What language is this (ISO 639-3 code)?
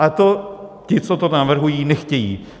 ces